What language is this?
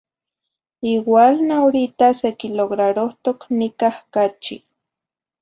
Zacatlán-Ahuacatlán-Tepetzintla Nahuatl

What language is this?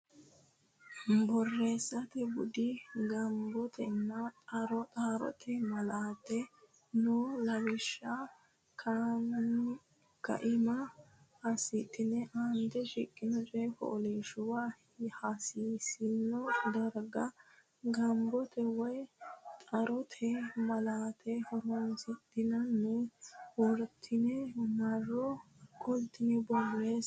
Sidamo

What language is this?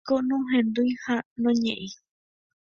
Guarani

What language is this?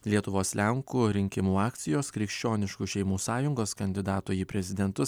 Lithuanian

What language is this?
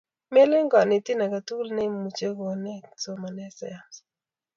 Kalenjin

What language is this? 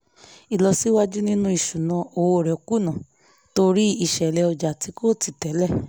Yoruba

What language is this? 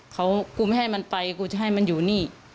Thai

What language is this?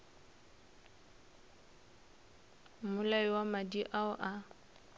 Northern Sotho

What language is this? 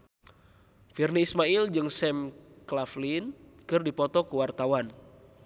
Sundanese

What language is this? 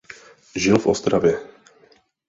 Czech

